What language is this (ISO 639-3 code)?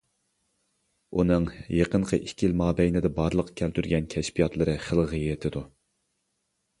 uig